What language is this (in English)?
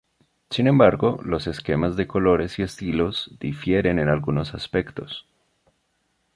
Spanish